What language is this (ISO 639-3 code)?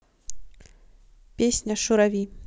rus